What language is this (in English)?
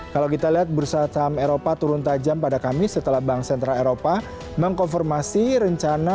Indonesian